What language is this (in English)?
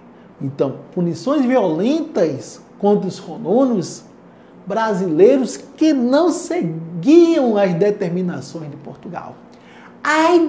Portuguese